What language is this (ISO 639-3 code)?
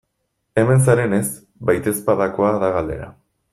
eus